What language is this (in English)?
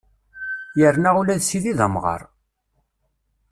Kabyle